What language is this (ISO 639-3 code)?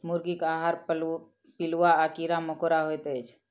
mai